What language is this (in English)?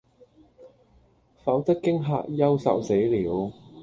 Cantonese